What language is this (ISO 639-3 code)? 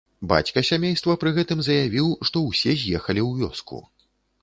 bel